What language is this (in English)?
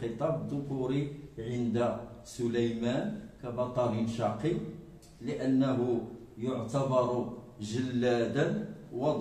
Arabic